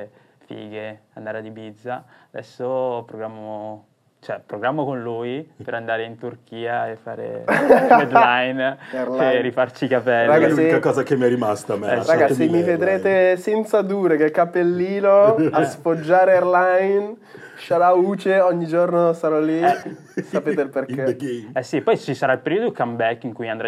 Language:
Italian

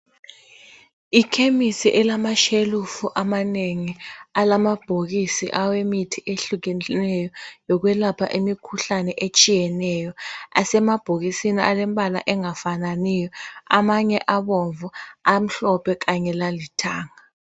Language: North Ndebele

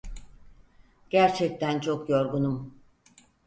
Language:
Turkish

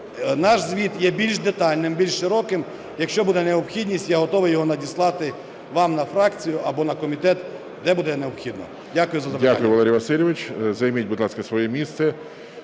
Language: Ukrainian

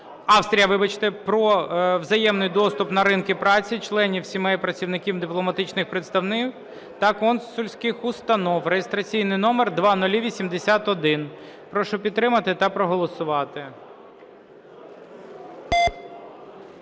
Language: Ukrainian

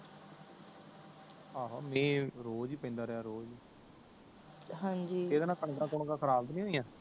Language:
Punjabi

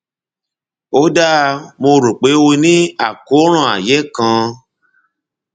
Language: Yoruba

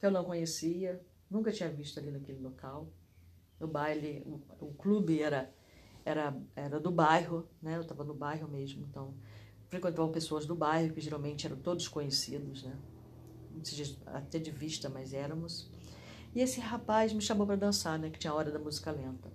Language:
Portuguese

